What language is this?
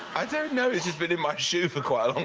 English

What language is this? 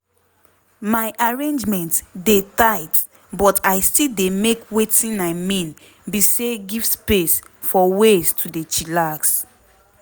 Nigerian Pidgin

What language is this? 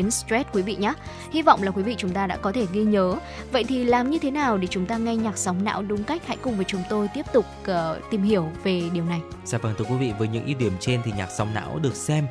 Vietnamese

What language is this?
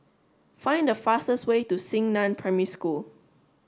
English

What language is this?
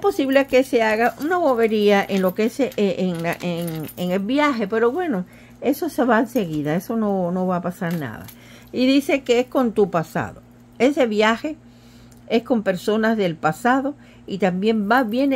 Spanish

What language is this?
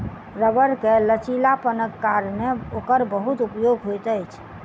Maithili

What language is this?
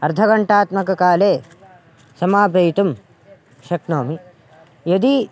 Sanskrit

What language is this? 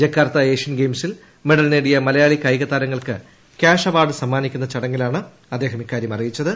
Malayalam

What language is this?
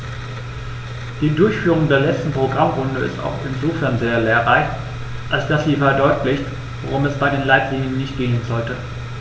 German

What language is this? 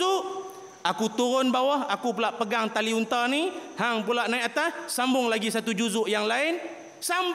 Malay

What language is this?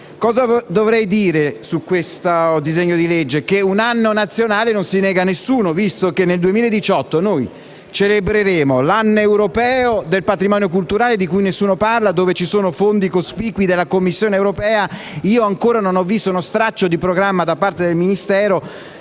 Italian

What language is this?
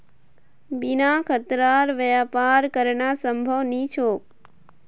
Magahi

